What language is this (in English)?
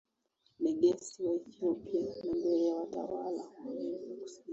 Swahili